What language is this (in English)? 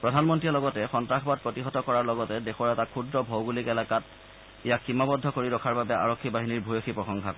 Assamese